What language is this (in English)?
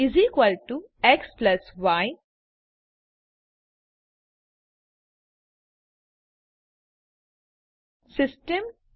Gujarati